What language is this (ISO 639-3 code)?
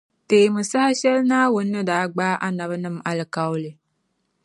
dag